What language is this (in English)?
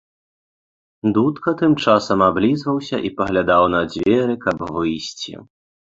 Belarusian